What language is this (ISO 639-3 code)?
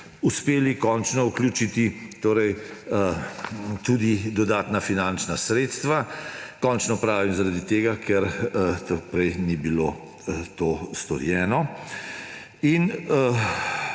slv